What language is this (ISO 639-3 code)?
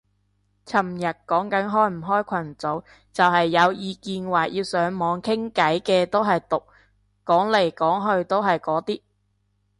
yue